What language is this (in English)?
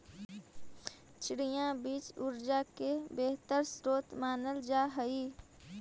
Magahi